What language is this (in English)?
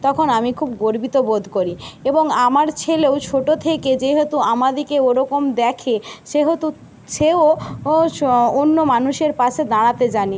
Bangla